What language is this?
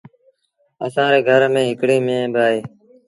Sindhi Bhil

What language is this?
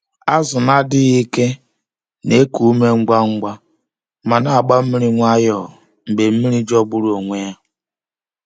Igbo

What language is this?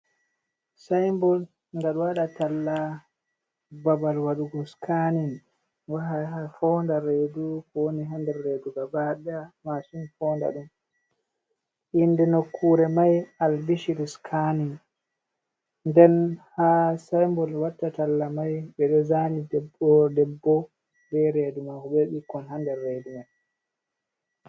Fula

